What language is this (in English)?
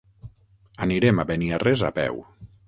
Catalan